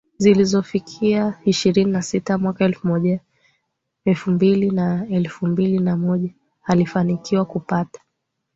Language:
Swahili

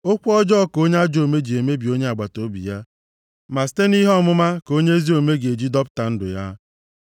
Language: Igbo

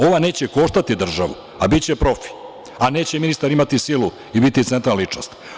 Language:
Serbian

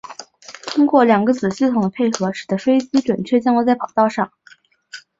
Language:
Chinese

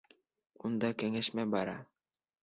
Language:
Bashkir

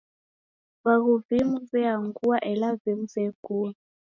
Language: Taita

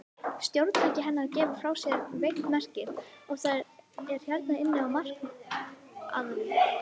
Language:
Icelandic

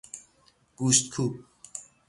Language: Persian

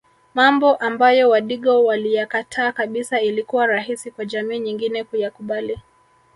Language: Swahili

